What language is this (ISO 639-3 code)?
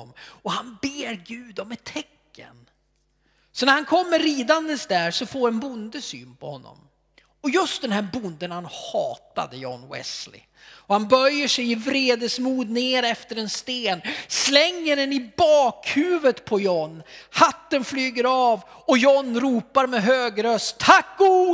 swe